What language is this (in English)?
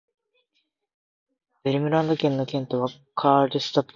Japanese